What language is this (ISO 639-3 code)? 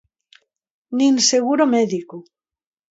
glg